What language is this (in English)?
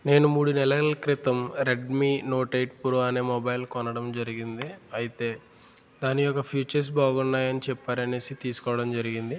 Telugu